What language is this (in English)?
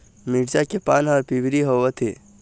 Chhattisgarhi